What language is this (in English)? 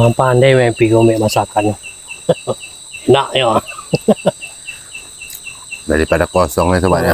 Indonesian